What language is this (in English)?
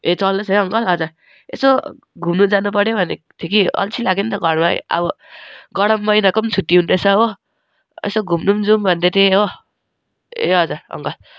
Nepali